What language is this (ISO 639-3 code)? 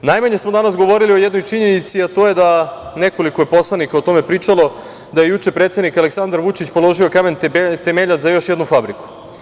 srp